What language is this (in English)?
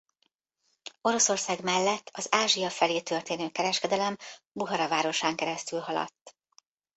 Hungarian